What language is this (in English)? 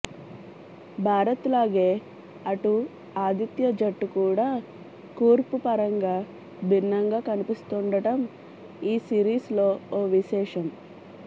Telugu